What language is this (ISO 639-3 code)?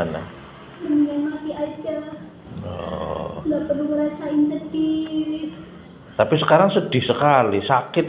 ind